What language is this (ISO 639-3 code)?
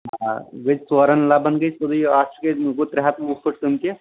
kas